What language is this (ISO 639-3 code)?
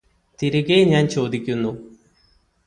mal